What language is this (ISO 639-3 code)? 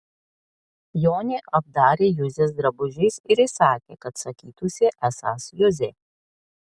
lit